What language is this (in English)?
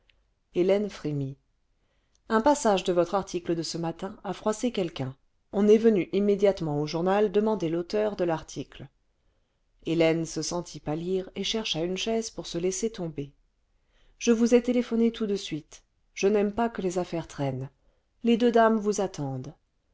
French